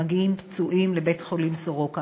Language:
Hebrew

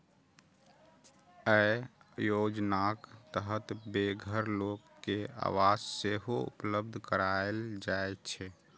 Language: Maithili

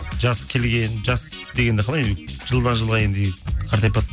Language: Kazakh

